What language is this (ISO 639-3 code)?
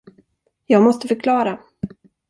swe